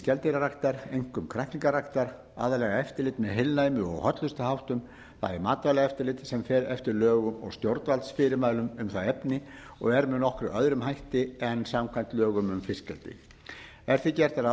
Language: Icelandic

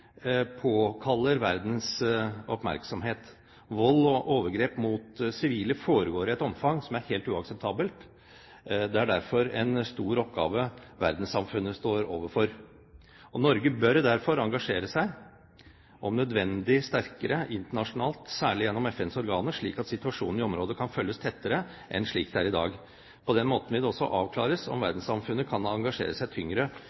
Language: Norwegian Bokmål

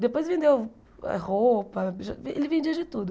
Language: Portuguese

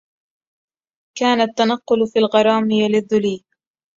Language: Arabic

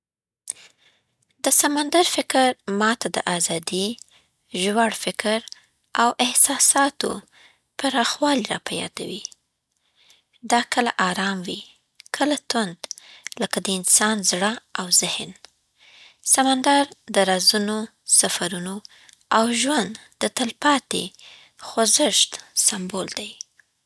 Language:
Southern Pashto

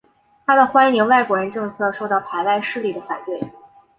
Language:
Chinese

